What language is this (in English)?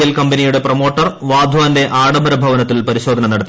Malayalam